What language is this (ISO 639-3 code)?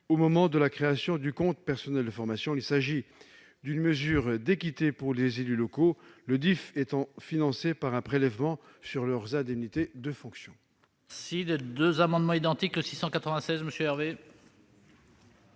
fra